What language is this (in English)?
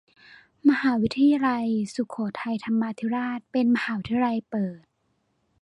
Thai